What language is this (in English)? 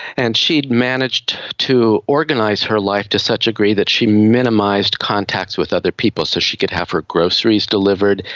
English